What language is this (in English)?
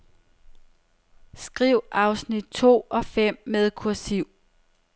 Danish